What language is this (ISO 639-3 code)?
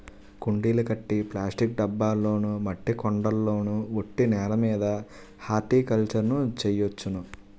tel